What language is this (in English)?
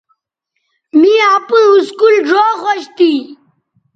Bateri